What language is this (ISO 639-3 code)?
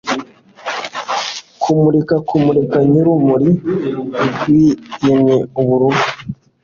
kin